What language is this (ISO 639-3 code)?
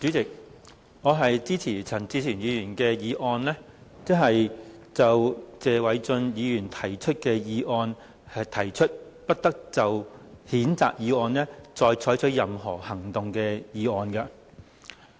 yue